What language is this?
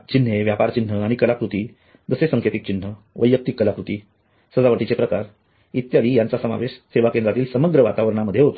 Marathi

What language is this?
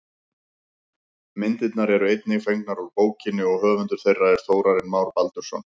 Icelandic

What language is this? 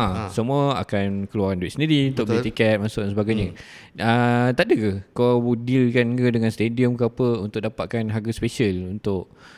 Malay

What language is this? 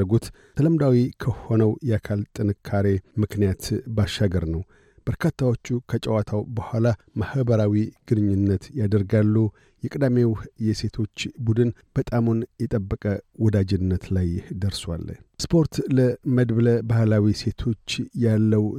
Amharic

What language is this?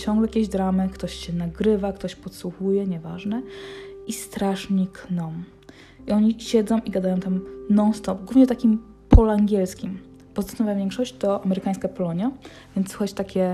Polish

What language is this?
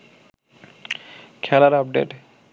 Bangla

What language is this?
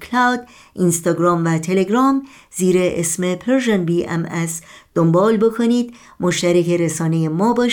Persian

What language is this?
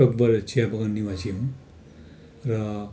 Nepali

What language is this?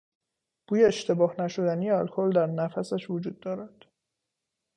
Persian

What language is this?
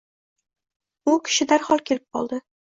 Uzbek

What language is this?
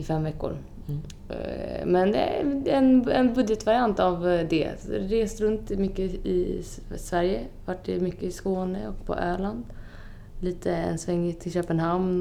Swedish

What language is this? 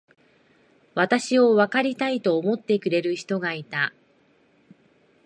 Japanese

